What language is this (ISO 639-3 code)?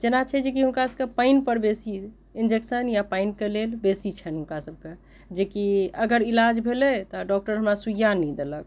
mai